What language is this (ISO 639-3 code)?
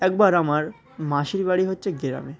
ben